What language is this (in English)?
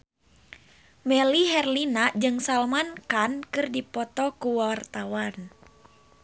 Sundanese